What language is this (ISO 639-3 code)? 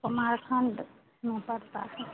hin